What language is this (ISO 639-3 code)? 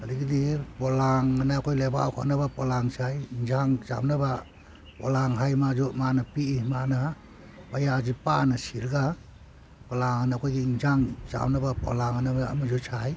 mni